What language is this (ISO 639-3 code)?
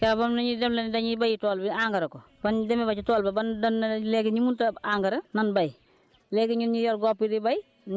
wol